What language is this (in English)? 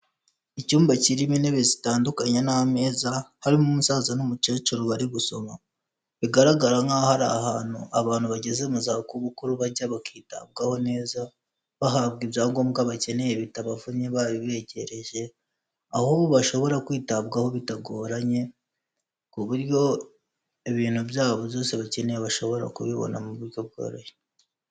Kinyarwanda